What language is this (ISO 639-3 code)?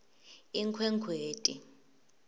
ssw